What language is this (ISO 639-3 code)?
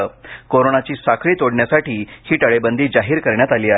mar